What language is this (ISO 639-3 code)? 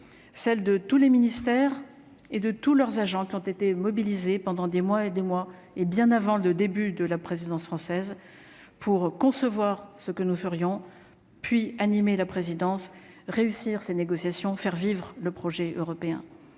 fra